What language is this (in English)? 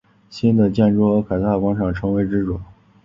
Chinese